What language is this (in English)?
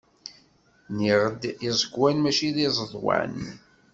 Kabyle